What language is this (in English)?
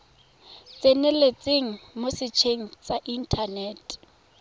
Tswana